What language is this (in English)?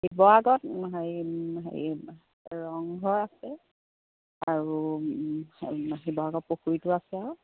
Assamese